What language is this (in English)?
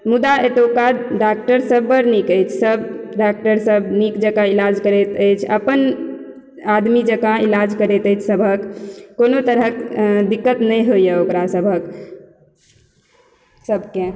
Maithili